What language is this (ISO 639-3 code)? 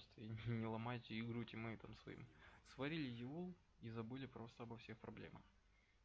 rus